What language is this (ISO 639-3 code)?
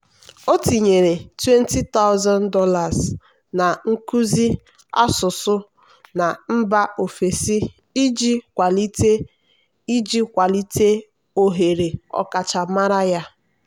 ibo